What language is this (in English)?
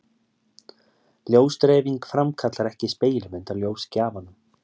Icelandic